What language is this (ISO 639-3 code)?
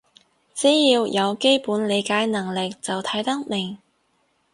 yue